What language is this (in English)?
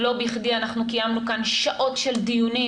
Hebrew